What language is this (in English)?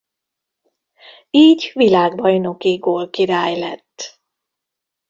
Hungarian